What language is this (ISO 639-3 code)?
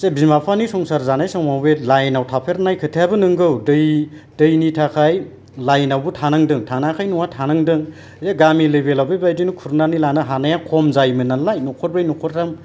brx